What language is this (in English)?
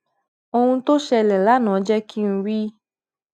Yoruba